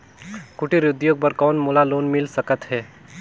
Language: Chhattisgarhi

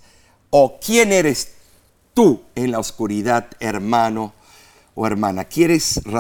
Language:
Spanish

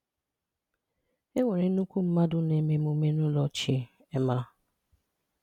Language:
Igbo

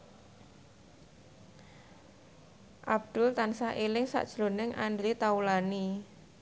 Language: Javanese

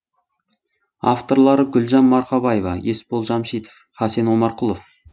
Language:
Kazakh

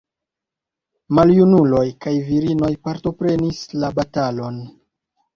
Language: Esperanto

